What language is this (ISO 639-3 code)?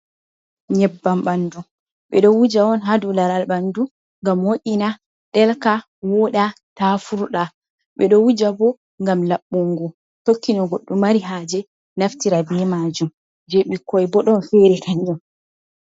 ful